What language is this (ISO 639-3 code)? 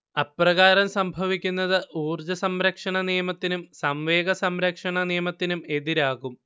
mal